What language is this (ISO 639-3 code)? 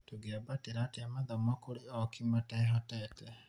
kik